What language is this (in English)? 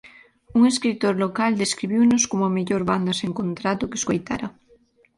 Galician